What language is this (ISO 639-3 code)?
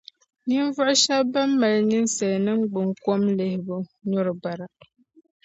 dag